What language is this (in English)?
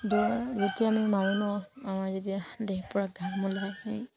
Assamese